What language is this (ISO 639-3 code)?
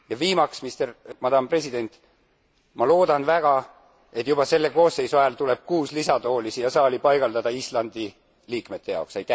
est